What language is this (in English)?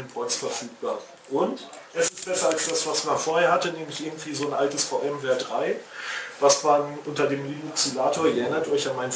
German